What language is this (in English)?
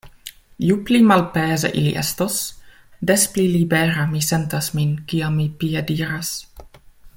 Esperanto